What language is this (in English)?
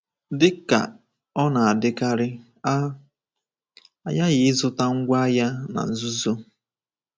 Igbo